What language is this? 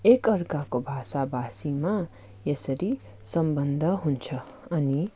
Nepali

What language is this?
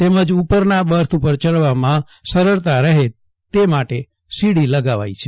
Gujarati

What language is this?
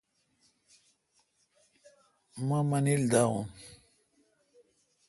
Kalkoti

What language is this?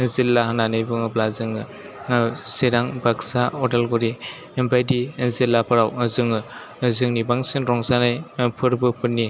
Bodo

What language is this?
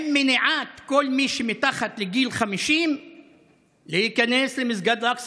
Hebrew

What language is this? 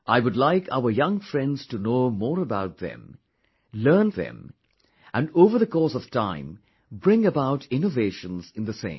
English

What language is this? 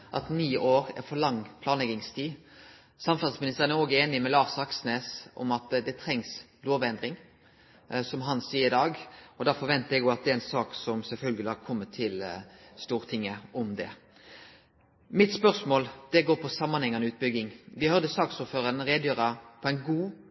Norwegian Nynorsk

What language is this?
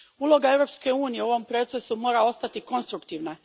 Croatian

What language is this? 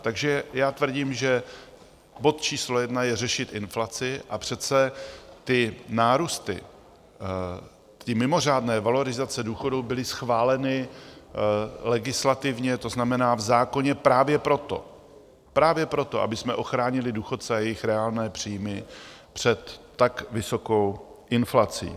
Czech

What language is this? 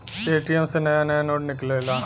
Bhojpuri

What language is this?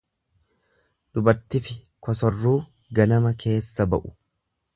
Oromo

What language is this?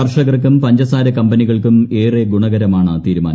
Malayalam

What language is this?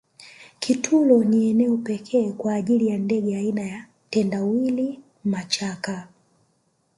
Swahili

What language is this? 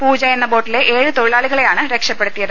Malayalam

